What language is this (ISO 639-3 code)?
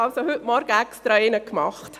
gsw